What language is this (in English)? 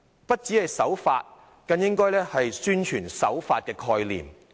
Cantonese